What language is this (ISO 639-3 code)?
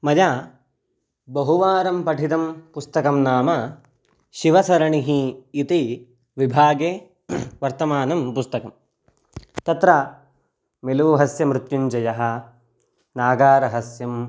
san